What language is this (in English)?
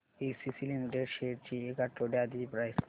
Marathi